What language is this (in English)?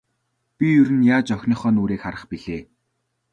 Mongolian